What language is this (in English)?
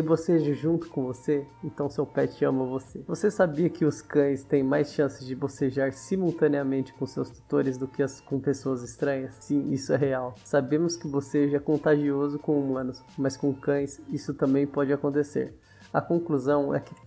Portuguese